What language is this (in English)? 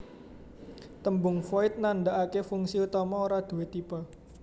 Javanese